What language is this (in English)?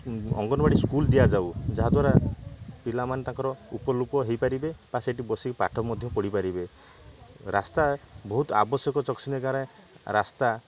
Odia